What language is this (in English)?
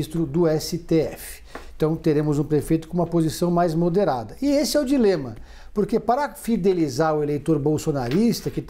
Portuguese